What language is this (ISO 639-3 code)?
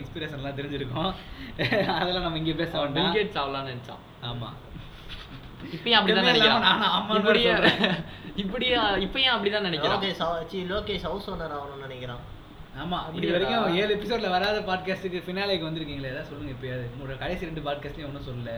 tam